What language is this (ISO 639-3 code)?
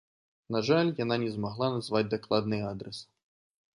bel